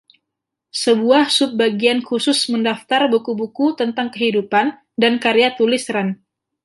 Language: Indonesian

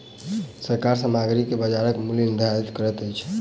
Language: Maithili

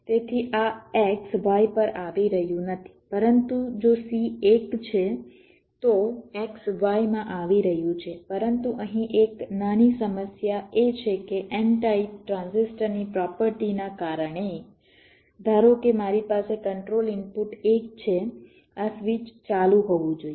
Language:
Gujarati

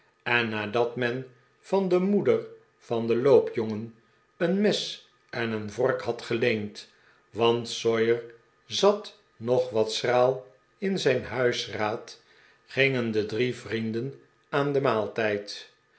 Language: Dutch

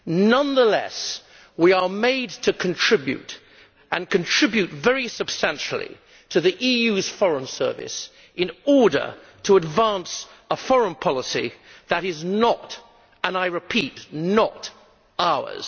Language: English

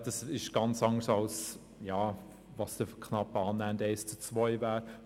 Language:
Swiss German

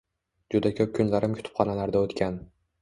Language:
Uzbek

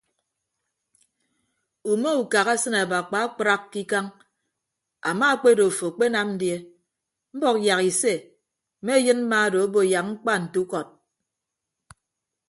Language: Ibibio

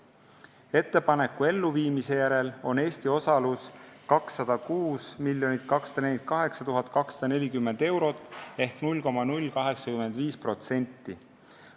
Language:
Estonian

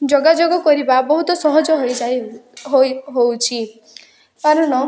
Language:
Odia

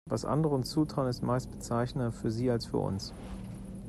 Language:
German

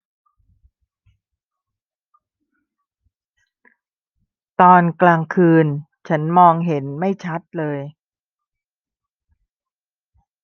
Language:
Thai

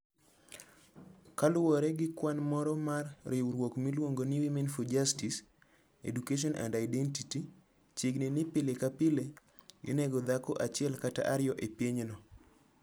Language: Luo (Kenya and Tanzania)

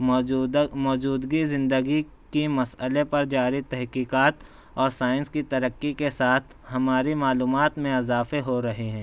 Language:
Urdu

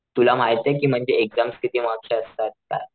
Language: Marathi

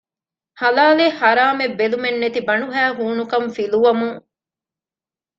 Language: Divehi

